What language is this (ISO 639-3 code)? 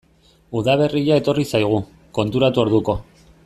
eus